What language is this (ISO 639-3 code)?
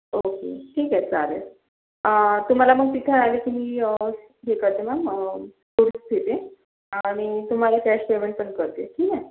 mar